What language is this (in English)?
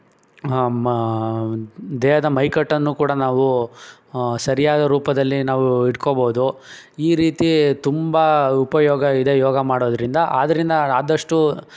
Kannada